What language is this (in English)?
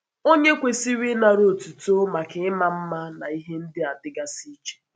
Igbo